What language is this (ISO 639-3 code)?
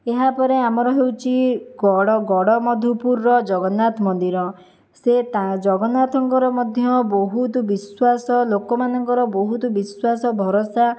ori